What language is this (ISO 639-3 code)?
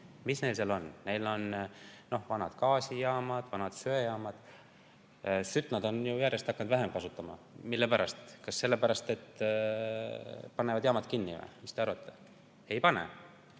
est